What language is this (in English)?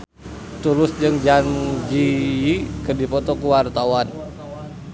Sundanese